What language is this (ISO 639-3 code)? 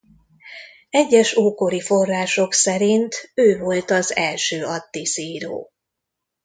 hun